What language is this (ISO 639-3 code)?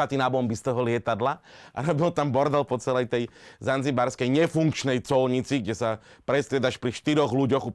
slk